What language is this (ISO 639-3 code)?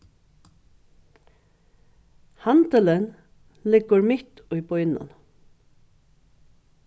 fao